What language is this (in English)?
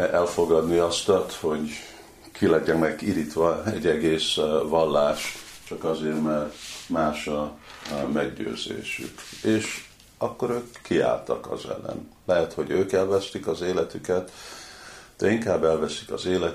Hungarian